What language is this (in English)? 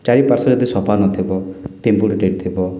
Odia